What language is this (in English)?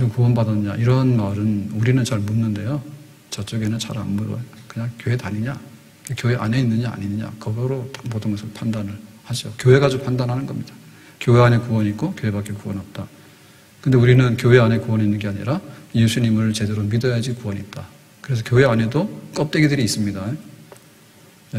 Korean